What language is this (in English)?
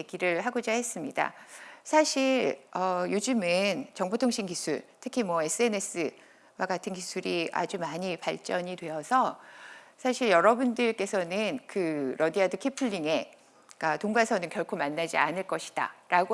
Korean